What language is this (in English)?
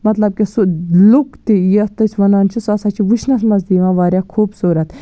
Kashmiri